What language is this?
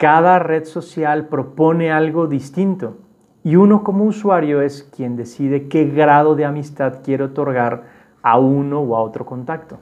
Spanish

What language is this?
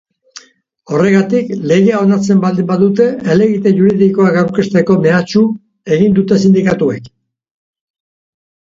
Basque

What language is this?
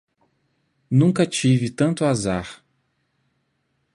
Portuguese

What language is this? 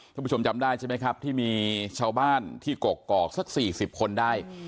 Thai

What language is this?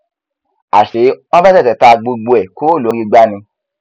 Yoruba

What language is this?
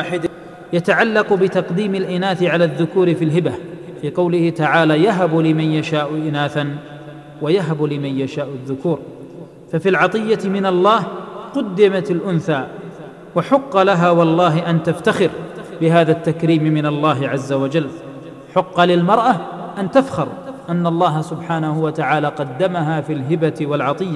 Arabic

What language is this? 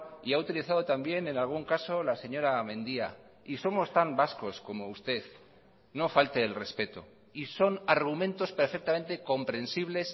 Spanish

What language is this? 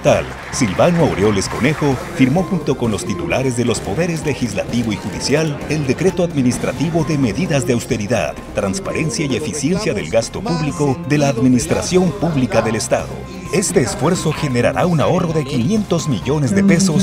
Spanish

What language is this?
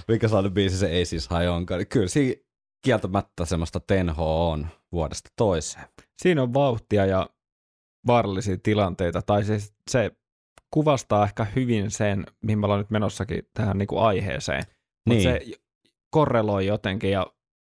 Finnish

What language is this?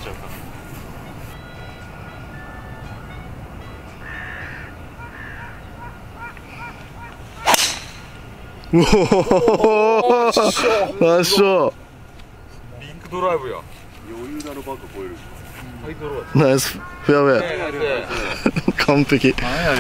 Japanese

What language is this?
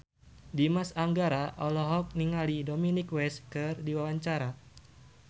Sundanese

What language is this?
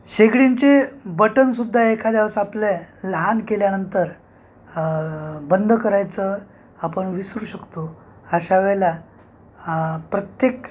Marathi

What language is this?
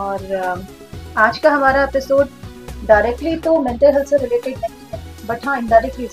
Hindi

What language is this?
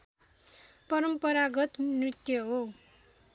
Nepali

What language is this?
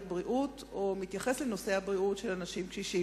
Hebrew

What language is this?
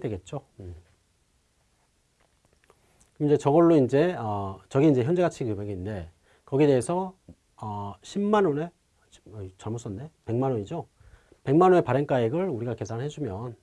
Korean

